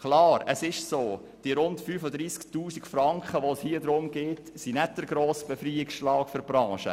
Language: Swiss German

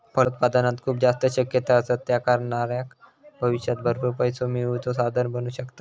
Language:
Marathi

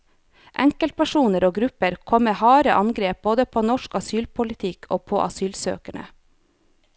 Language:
Norwegian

